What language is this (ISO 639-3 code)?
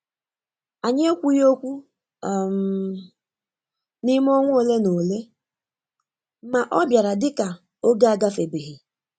ibo